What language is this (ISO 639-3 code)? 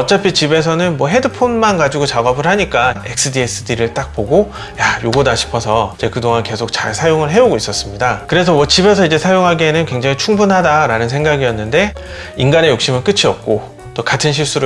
kor